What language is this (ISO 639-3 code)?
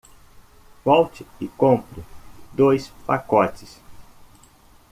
por